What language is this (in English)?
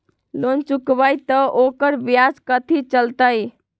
Magahi